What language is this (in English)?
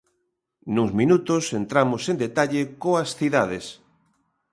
Galician